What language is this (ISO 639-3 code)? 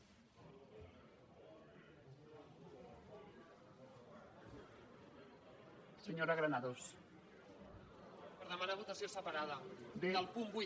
cat